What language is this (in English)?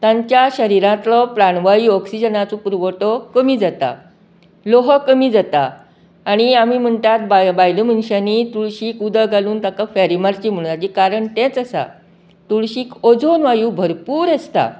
Konkani